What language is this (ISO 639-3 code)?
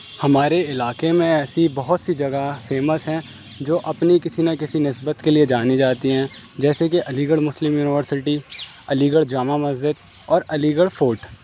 urd